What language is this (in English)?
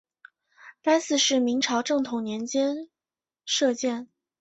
Chinese